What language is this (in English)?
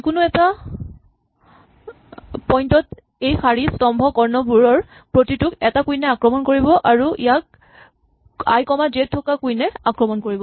Assamese